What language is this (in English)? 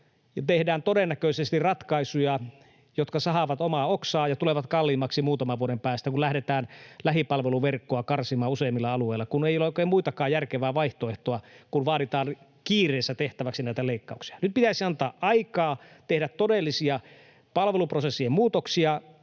Finnish